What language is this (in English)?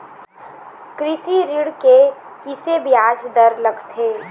Chhattisgarhi